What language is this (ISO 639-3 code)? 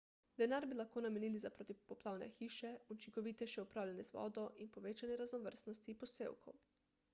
slv